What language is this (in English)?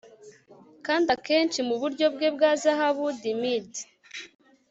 Kinyarwanda